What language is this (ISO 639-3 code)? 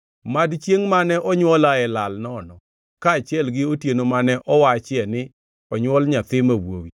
luo